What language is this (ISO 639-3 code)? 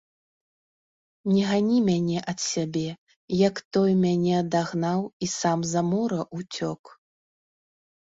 bel